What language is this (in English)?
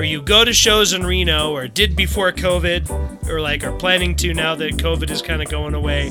English